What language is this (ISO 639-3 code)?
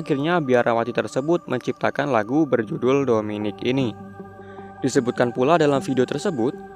ind